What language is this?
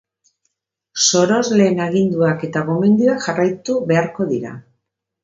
Basque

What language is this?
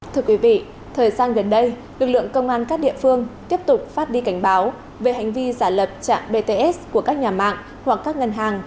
Vietnamese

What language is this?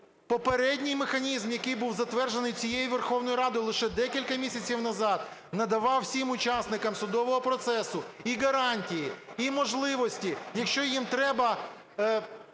Ukrainian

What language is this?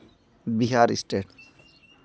Santali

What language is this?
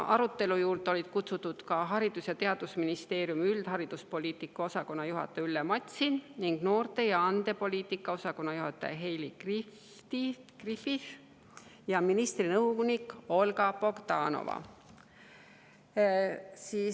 Estonian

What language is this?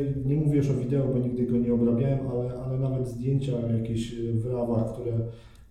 Polish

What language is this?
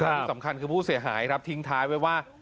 Thai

